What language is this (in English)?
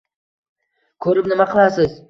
Uzbek